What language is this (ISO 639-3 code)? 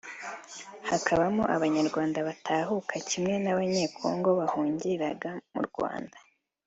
kin